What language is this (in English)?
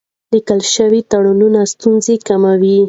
Pashto